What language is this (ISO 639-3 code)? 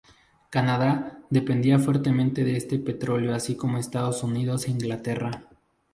spa